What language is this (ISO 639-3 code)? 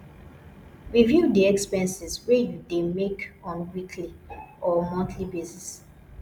pcm